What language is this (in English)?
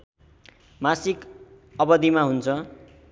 Nepali